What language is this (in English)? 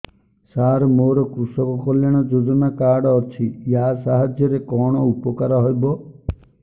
Odia